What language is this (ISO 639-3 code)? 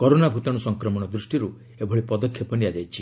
ori